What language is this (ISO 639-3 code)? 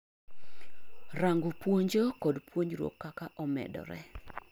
luo